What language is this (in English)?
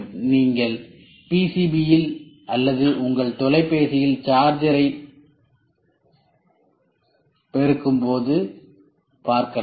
Tamil